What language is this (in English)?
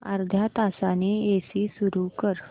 Marathi